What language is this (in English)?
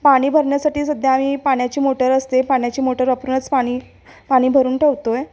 Marathi